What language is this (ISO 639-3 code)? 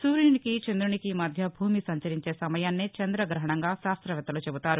tel